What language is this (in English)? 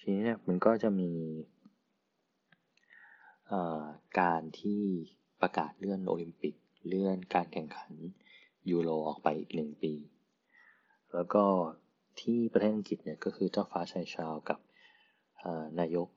Thai